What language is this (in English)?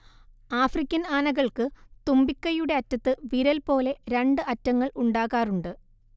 Malayalam